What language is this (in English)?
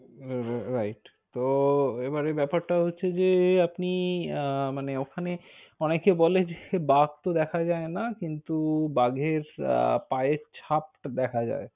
Bangla